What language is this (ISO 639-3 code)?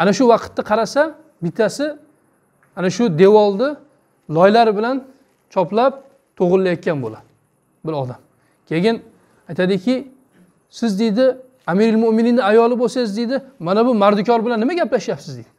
tur